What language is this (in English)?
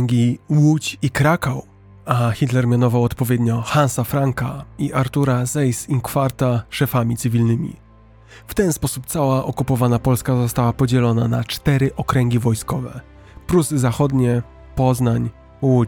Polish